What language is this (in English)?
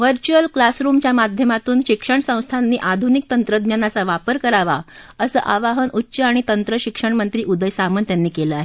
Marathi